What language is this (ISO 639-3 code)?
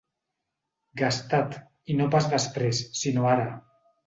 cat